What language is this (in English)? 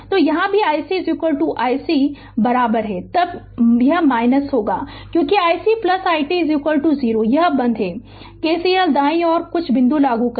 Hindi